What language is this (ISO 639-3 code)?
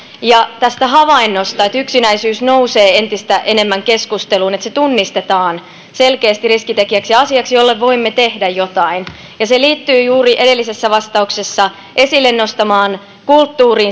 fin